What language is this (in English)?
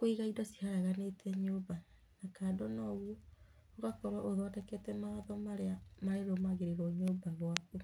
Kikuyu